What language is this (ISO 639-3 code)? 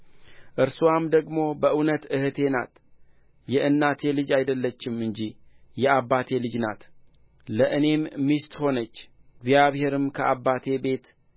amh